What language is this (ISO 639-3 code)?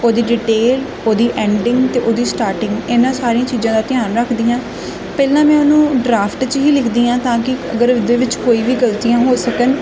pan